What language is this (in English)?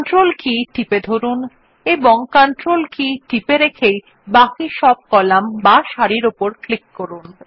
Bangla